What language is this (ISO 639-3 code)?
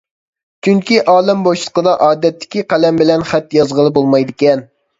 uig